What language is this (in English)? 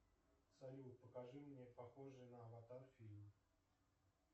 Russian